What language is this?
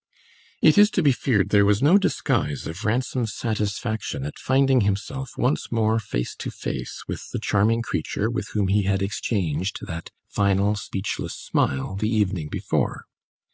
English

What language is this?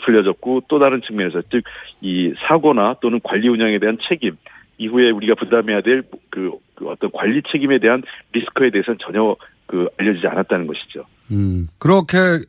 Korean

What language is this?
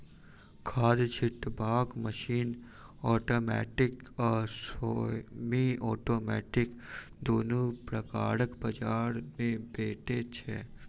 Maithili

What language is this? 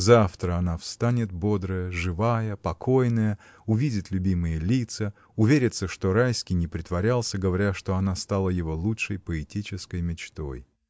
Russian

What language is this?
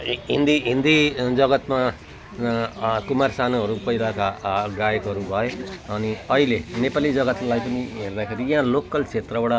Nepali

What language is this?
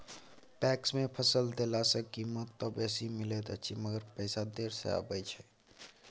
Maithili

